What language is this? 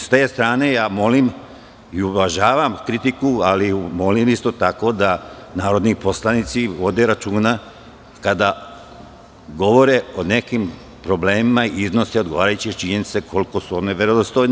Serbian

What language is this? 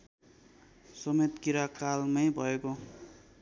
Nepali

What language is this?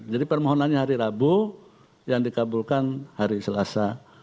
Indonesian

